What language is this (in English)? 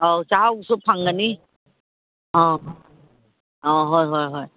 Manipuri